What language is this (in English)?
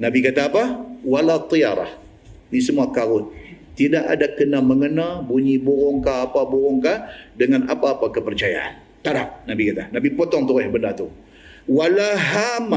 Malay